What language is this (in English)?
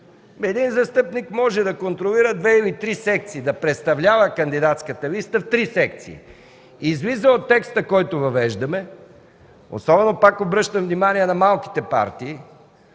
Bulgarian